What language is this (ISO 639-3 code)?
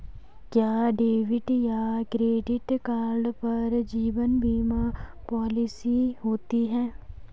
hin